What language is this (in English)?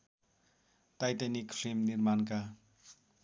Nepali